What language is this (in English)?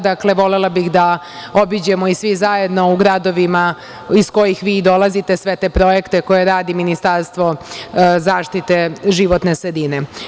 Serbian